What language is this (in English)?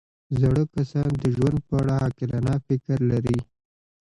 Pashto